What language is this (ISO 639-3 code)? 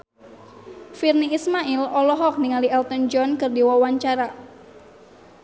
sun